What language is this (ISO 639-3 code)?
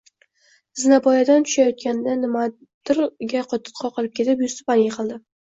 uzb